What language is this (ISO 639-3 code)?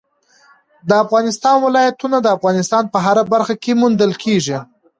pus